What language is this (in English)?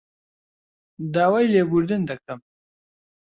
Central Kurdish